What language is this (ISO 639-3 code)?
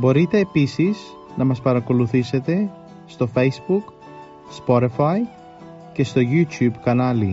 ell